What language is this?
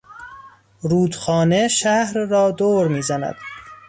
Persian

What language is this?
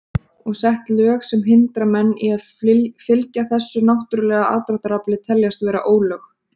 Icelandic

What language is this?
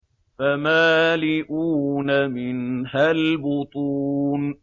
Arabic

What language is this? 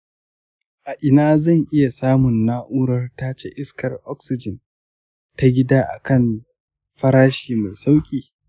Hausa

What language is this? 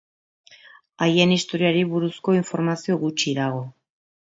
Basque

